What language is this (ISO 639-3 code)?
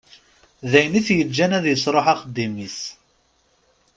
kab